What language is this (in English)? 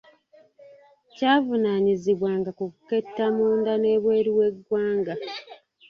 Ganda